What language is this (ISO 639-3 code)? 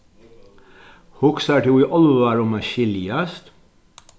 fao